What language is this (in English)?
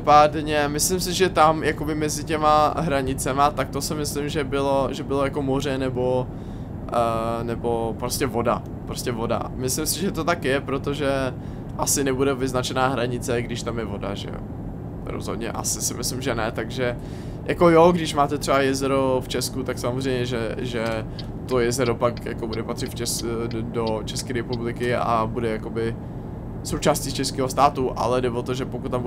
Czech